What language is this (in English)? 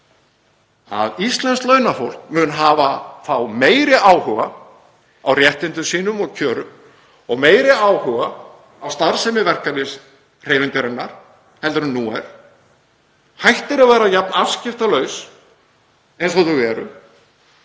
Icelandic